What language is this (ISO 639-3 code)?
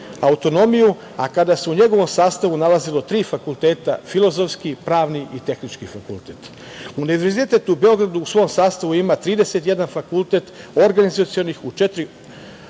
srp